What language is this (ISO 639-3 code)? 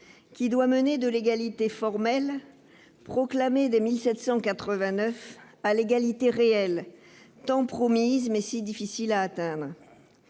fra